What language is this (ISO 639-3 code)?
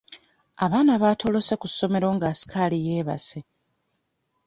lug